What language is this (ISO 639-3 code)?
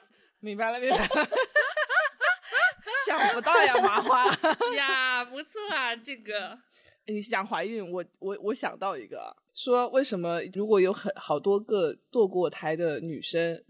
zho